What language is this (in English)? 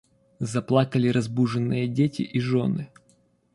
Russian